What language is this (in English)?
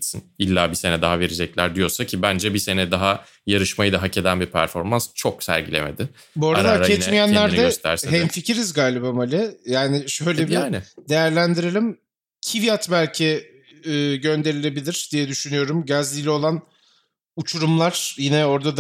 Turkish